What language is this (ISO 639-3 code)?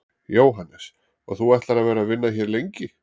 isl